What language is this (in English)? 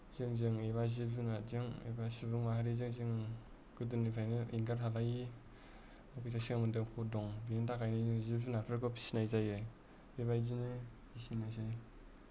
Bodo